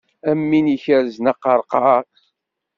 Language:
Kabyle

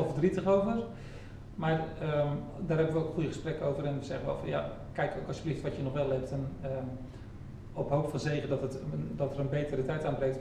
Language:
Dutch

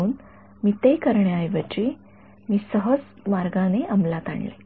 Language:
Marathi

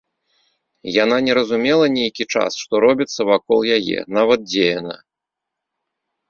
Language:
Belarusian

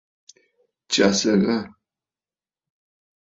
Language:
Bafut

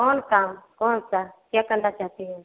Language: Hindi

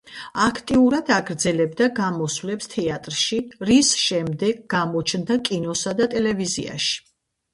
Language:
Georgian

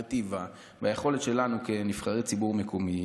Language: Hebrew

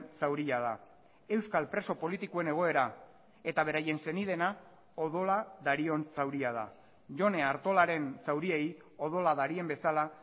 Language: Basque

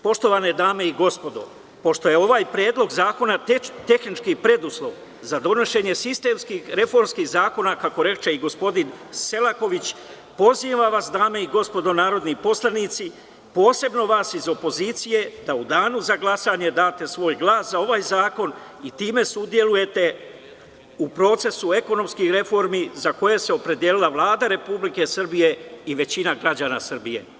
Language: Serbian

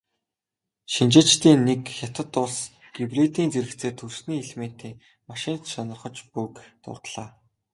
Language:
Mongolian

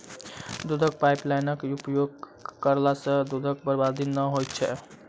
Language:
Maithili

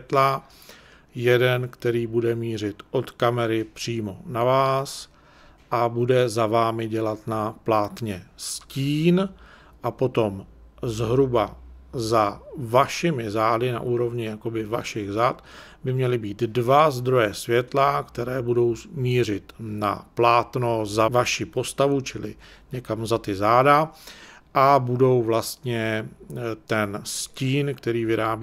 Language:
Czech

